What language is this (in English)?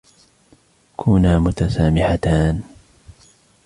Arabic